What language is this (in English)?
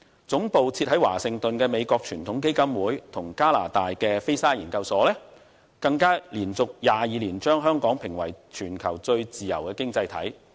Cantonese